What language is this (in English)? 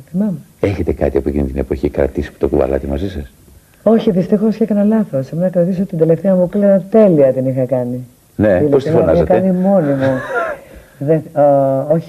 Greek